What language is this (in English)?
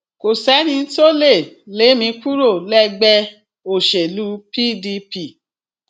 Yoruba